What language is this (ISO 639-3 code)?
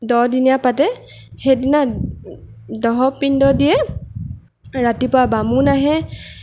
asm